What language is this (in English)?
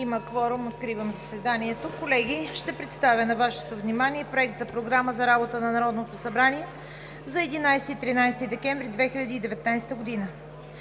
Bulgarian